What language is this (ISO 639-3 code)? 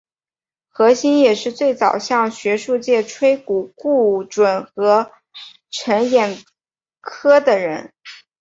zho